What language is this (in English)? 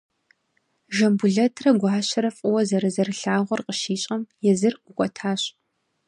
Kabardian